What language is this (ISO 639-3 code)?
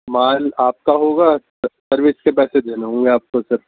urd